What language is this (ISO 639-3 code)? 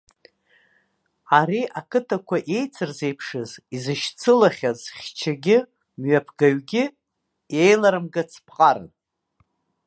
abk